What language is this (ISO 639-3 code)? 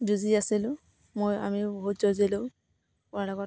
asm